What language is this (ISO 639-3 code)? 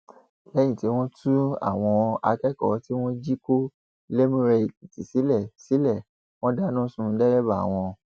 yor